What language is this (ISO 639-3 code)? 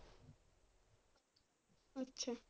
pan